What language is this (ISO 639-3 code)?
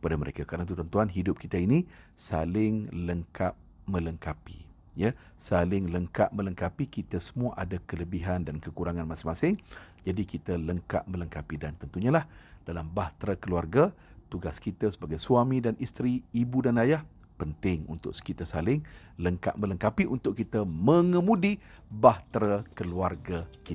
msa